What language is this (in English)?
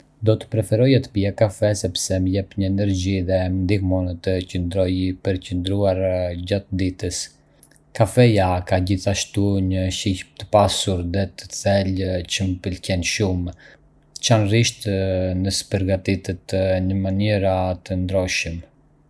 Arbëreshë Albanian